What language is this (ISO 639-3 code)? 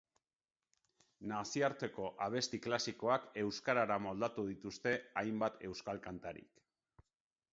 eus